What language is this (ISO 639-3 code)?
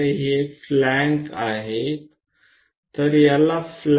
guj